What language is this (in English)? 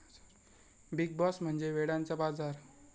Marathi